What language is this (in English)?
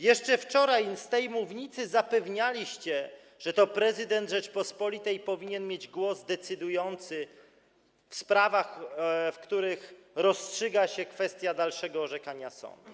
Polish